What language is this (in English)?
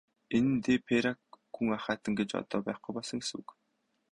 Mongolian